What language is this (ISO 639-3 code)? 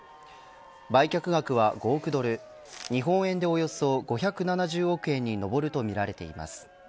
jpn